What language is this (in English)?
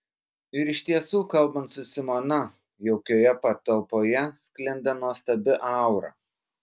Lithuanian